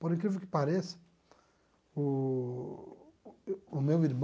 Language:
Portuguese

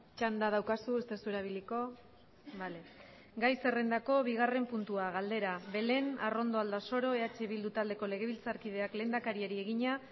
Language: Basque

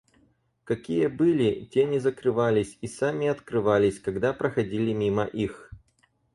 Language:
Russian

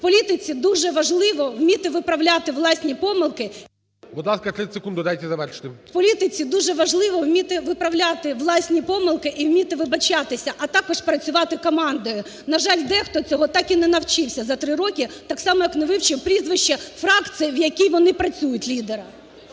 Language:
Ukrainian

